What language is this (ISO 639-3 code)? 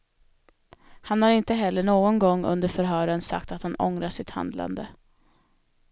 swe